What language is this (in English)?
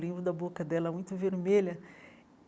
Portuguese